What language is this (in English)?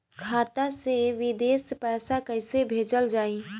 Bhojpuri